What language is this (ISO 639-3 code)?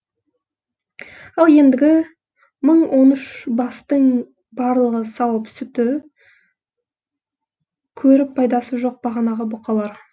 kaz